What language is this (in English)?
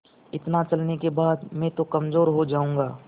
Hindi